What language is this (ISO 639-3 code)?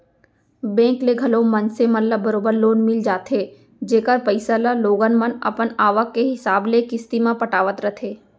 hne